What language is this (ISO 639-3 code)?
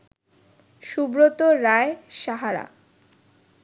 ben